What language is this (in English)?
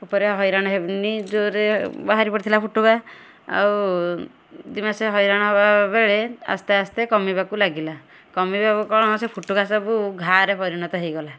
Odia